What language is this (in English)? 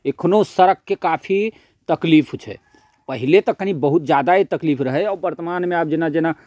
Maithili